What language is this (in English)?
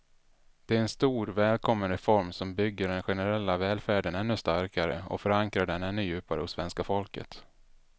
Swedish